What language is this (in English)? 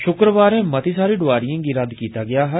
Dogri